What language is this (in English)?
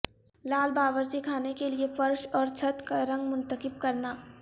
Urdu